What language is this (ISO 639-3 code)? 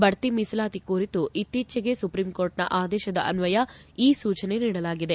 kan